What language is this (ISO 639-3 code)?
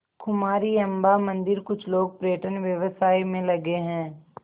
hin